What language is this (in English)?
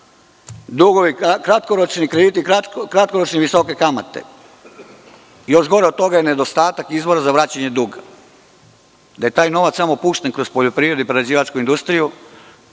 Serbian